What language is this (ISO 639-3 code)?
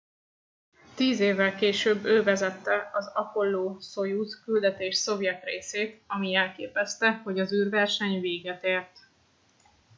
hun